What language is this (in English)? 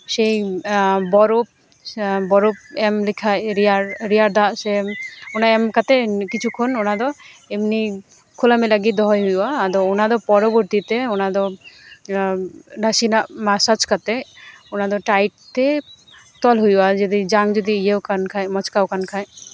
Santali